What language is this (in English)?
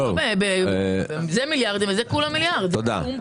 Hebrew